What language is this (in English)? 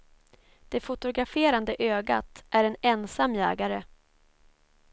Swedish